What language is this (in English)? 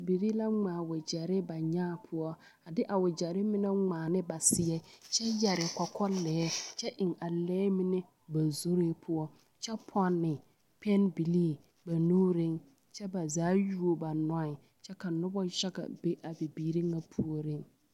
Southern Dagaare